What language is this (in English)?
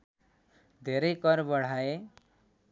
Nepali